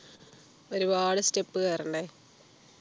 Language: Malayalam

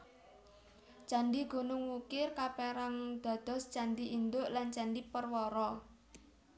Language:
Javanese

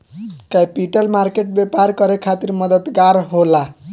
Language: Bhojpuri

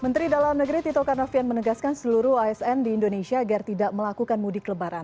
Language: Indonesian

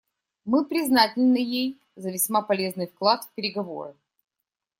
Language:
Russian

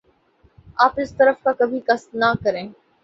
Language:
Urdu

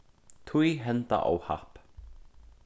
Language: Faroese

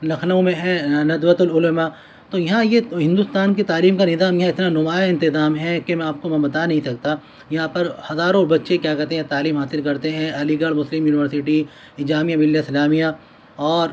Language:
Urdu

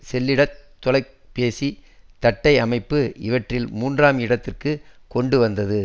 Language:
Tamil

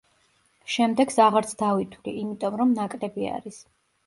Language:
Georgian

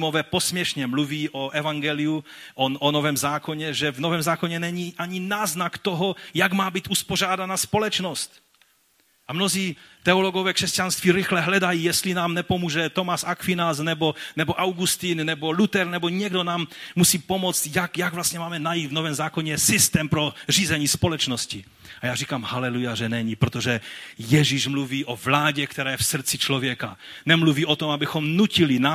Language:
Czech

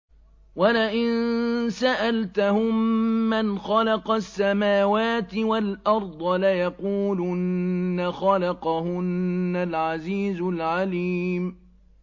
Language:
Arabic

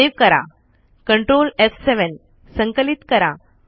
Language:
Marathi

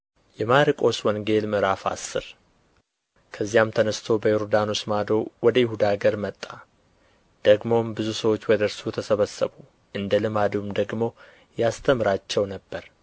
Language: Amharic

